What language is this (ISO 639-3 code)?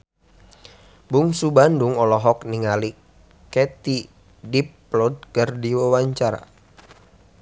sun